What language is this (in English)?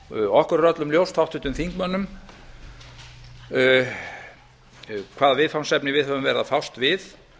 Icelandic